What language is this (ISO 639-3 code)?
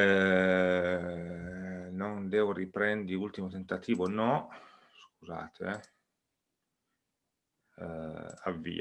ita